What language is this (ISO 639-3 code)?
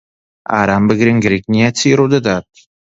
ckb